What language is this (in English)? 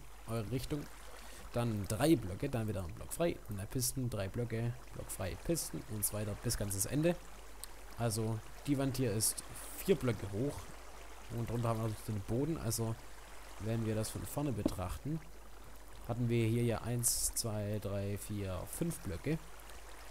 German